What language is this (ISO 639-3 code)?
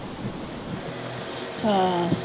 pan